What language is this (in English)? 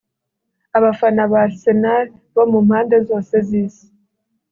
Kinyarwanda